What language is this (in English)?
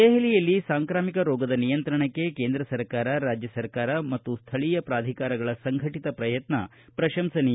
Kannada